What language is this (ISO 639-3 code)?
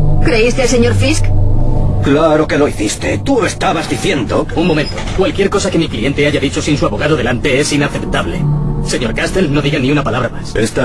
spa